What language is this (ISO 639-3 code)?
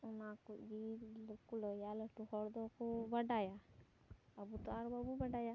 sat